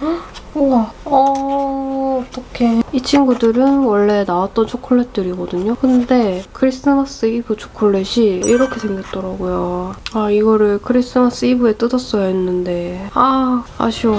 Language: Korean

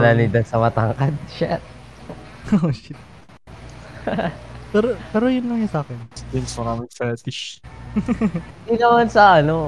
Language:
Filipino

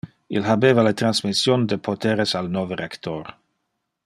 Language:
Interlingua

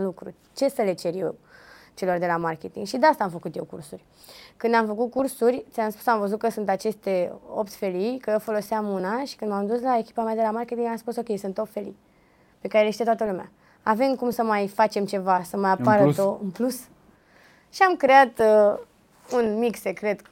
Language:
Romanian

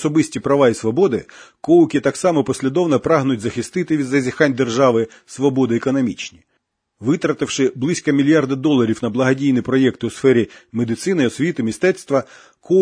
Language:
Ukrainian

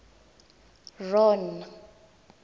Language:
Tswana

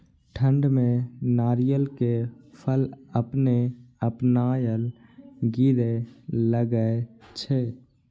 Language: Maithili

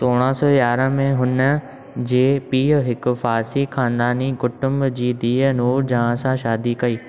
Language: Sindhi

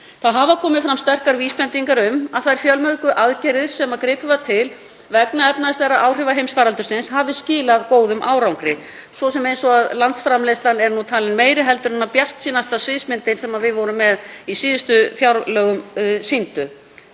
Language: Icelandic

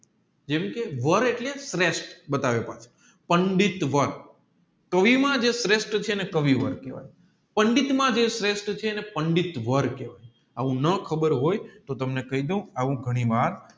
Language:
Gujarati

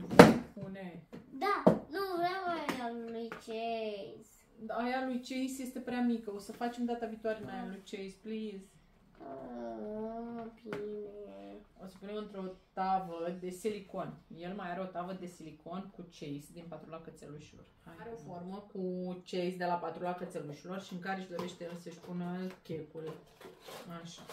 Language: Romanian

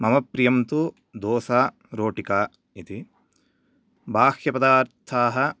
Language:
Sanskrit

